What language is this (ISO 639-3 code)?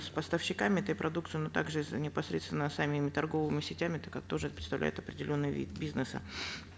kaz